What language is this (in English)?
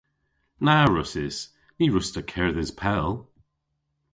Cornish